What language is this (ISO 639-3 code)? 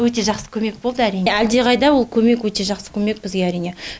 kaz